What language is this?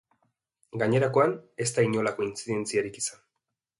Basque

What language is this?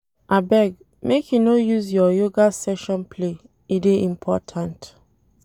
Nigerian Pidgin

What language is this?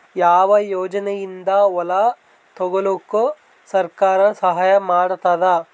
Kannada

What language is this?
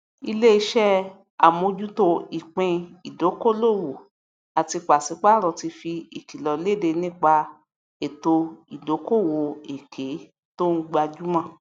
Yoruba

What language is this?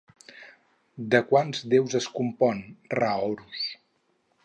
Catalan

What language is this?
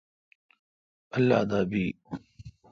Kalkoti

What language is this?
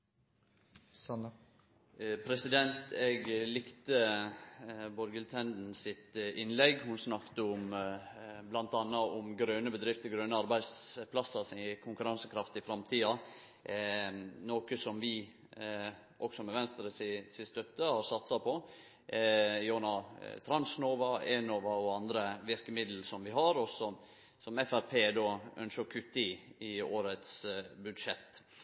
Norwegian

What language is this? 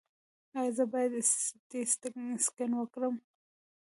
Pashto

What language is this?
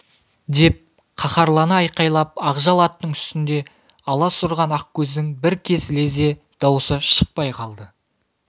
Kazakh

